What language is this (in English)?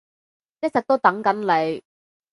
Cantonese